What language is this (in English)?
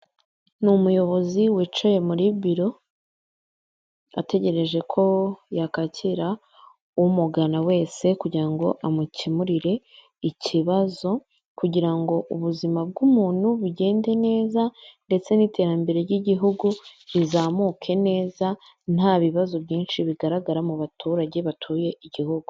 Kinyarwanda